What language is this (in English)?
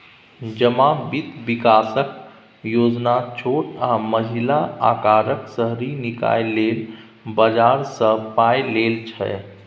Maithili